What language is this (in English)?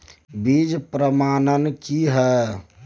Maithili